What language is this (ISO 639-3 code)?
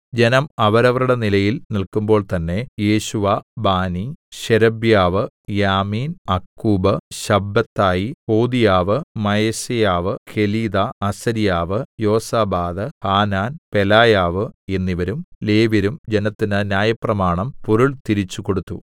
mal